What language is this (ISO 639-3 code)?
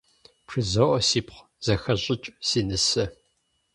kbd